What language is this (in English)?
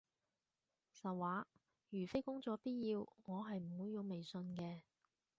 Cantonese